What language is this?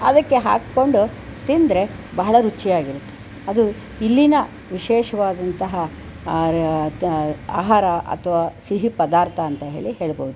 Kannada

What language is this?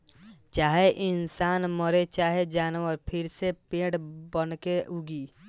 Bhojpuri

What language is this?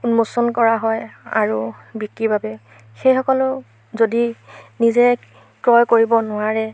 Assamese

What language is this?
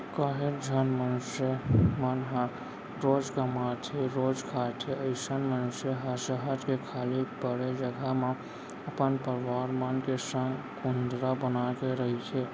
Chhattisgarhi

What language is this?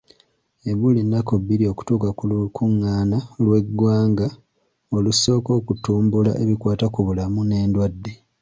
Ganda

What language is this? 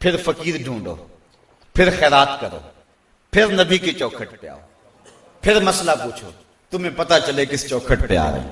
Hindi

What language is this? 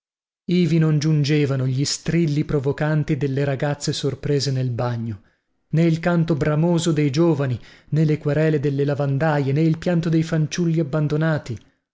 Italian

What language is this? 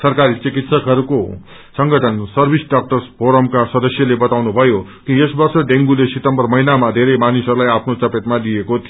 Nepali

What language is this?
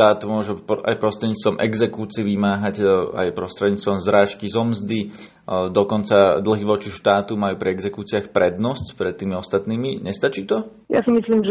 Slovak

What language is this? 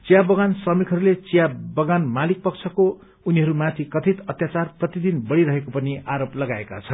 Nepali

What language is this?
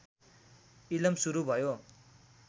Nepali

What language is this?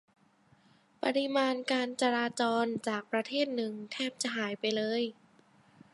Thai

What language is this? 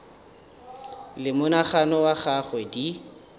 Northern Sotho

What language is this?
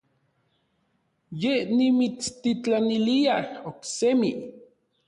Orizaba Nahuatl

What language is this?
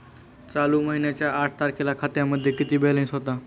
Marathi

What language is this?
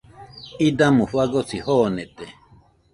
Nüpode Huitoto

